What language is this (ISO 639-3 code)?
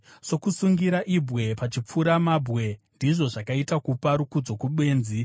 sna